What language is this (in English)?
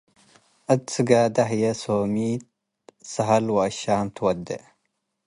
Tigre